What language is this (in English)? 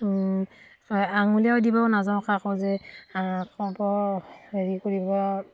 Assamese